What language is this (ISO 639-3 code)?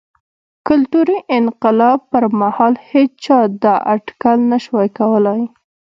pus